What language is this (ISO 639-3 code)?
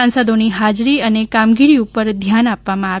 guj